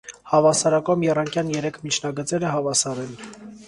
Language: Armenian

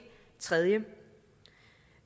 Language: Danish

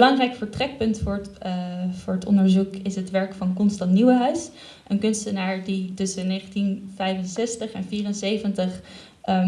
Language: Dutch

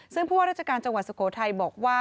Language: Thai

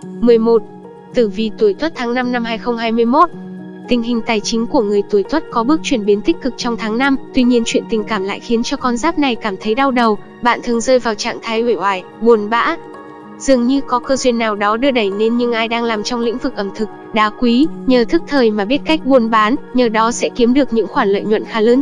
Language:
Vietnamese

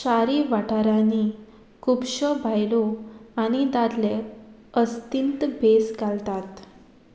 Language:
Konkani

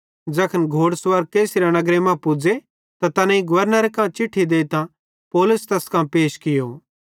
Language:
Bhadrawahi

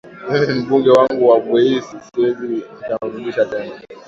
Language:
Swahili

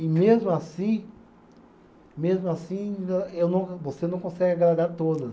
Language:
Portuguese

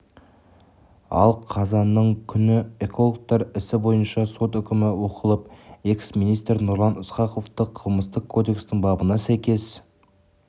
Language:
Kazakh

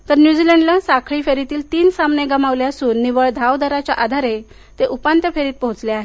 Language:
Marathi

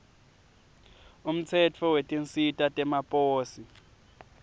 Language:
Swati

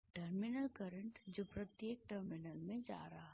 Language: Hindi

